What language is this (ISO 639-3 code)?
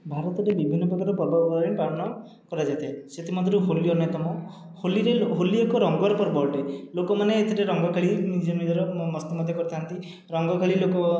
ori